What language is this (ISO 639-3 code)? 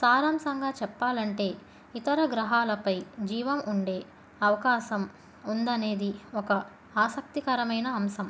tel